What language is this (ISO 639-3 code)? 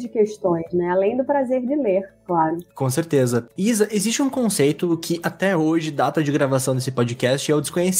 por